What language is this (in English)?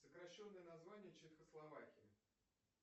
Russian